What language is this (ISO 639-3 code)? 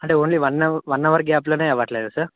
tel